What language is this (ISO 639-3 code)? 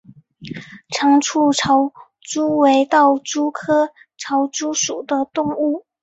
zho